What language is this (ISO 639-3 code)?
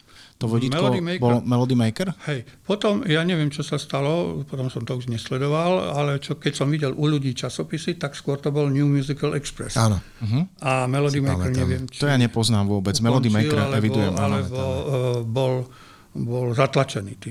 slk